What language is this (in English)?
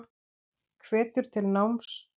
Icelandic